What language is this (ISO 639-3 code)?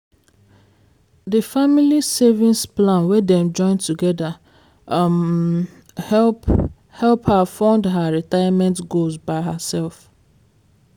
pcm